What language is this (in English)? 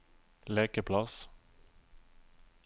Norwegian